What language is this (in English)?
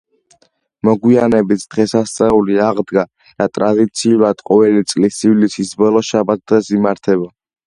Georgian